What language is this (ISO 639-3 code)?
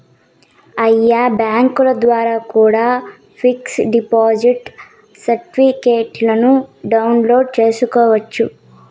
tel